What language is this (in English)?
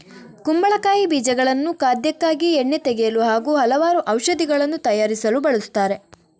Kannada